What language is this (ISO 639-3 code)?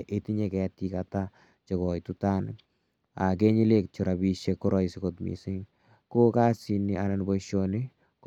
kln